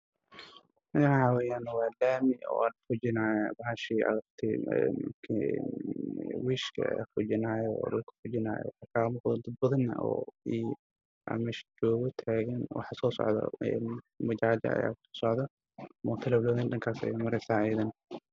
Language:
Somali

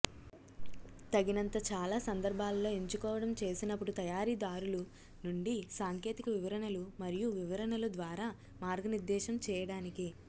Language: Telugu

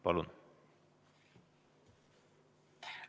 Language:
Estonian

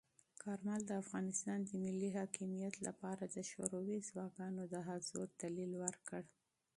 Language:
Pashto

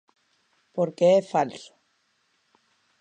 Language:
Galician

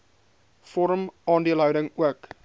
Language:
Afrikaans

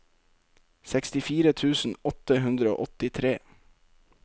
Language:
Norwegian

